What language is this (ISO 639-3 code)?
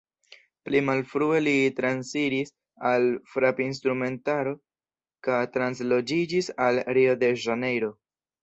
epo